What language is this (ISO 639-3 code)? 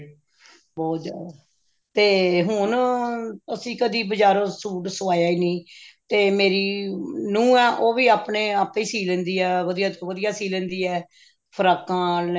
pan